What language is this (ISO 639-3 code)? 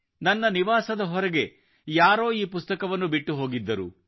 kan